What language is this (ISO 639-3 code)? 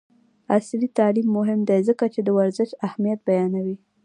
pus